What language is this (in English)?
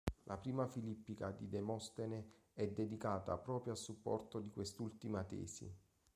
Italian